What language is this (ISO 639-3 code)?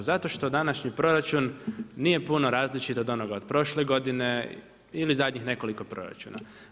hrv